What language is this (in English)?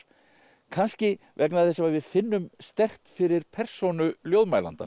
Icelandic